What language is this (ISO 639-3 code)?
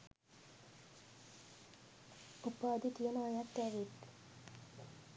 sin